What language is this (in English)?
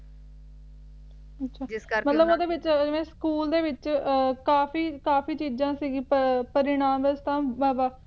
Punjabi